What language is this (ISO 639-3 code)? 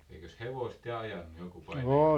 fin